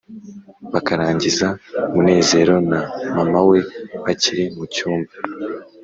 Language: Kinyarwanda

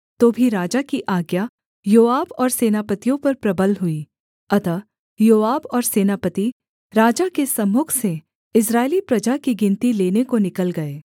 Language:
Hindi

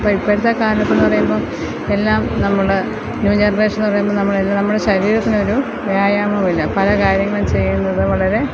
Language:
Malayalam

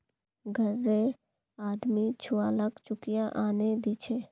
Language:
Magahi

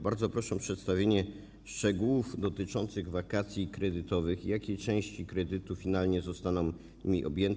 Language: Polish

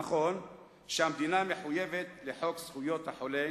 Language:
Hebrew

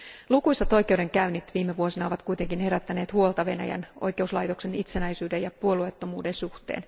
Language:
Finnish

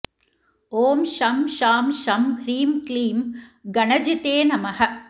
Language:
Sanskrit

